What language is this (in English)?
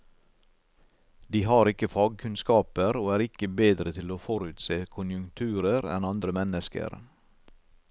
Norwegian